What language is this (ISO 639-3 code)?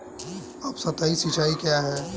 hin